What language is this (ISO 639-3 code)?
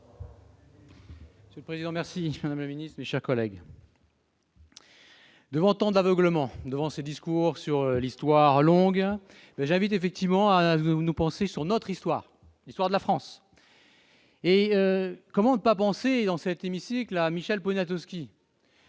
fra